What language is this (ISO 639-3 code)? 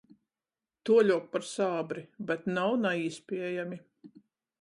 ltg